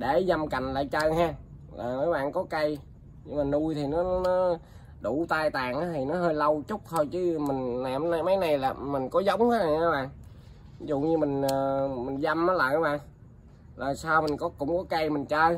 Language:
Vietnamese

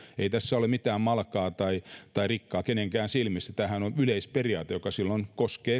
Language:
Finnish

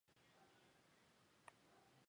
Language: Chinese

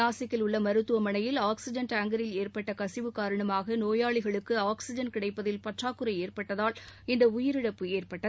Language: Tamil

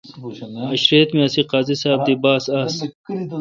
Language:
Kalkoti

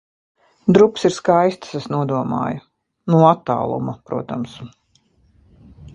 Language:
Latvian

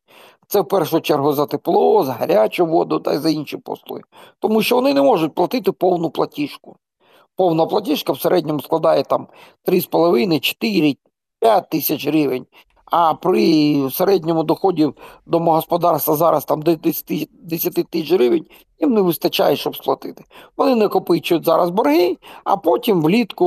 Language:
Ukrainian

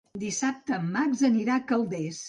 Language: Catalan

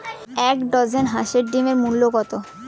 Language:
Bangla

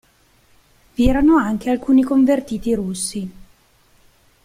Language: Italian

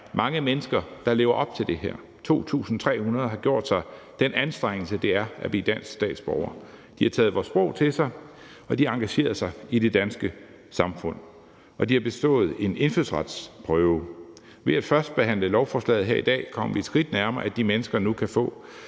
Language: Danish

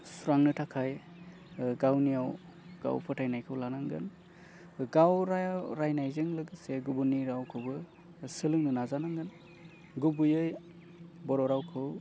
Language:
Bodo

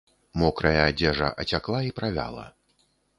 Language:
Belarusian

